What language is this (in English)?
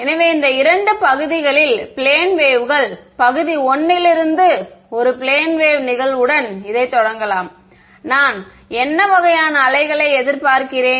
Tamil